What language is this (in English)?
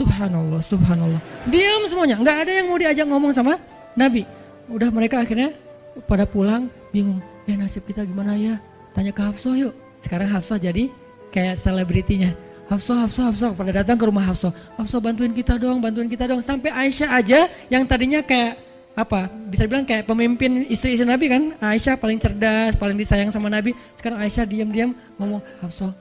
Indonesian